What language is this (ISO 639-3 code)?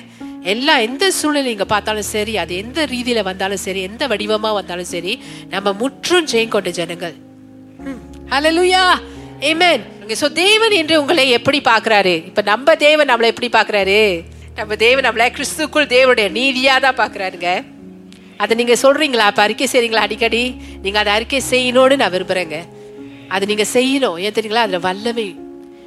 tam